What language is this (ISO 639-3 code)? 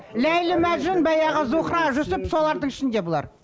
kaz